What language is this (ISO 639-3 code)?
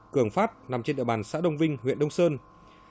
vie